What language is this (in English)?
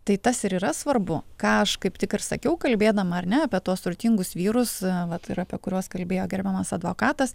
Lithuanian